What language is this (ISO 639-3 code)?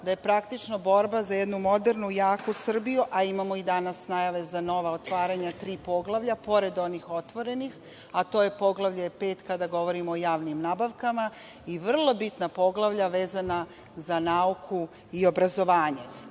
srp